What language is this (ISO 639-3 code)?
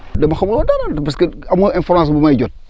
wol